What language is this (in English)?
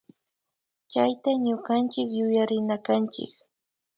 Imbabura Highland Quichua